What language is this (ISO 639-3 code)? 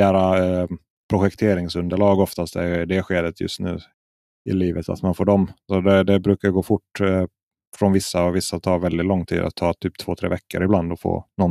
swe